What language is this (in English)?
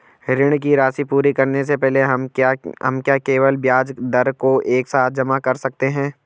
Hindi